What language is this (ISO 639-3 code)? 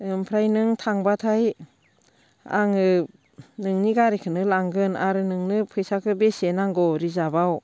brx